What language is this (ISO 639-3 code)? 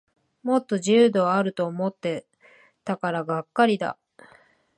jpn